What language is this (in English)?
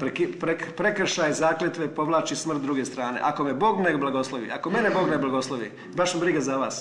Croatian